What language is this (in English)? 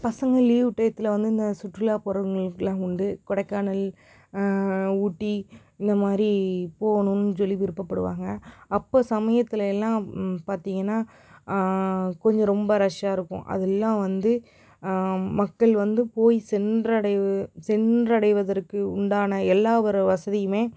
Tamil